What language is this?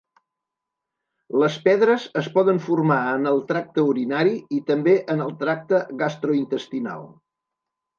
Catalan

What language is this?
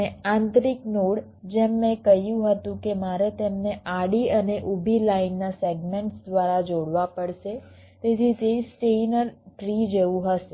Gujarati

